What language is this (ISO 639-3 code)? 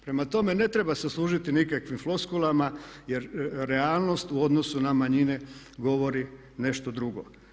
hrv